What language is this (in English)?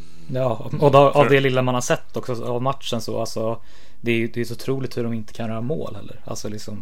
Swedish